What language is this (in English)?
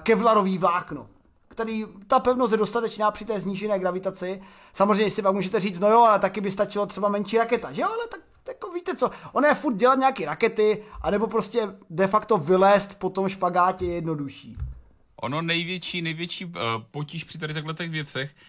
Czech